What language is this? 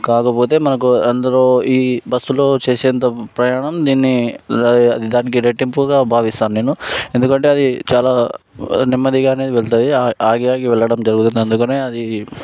Telugu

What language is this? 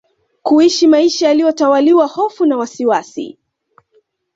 Swahili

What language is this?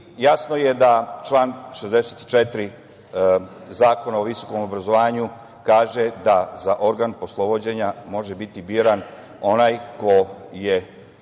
Serbian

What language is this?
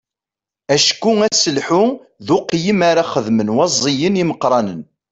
Kabyle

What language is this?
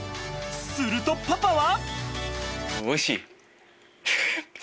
Japanese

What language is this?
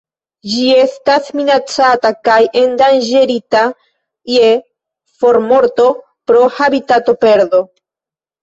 Esperanto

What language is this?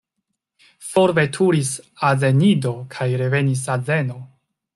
Esperanto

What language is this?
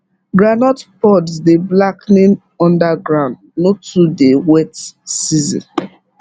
Nigerian Pidgin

